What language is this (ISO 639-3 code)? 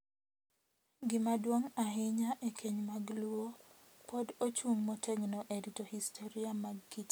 luo